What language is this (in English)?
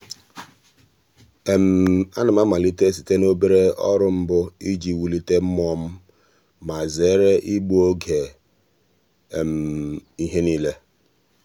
Igbo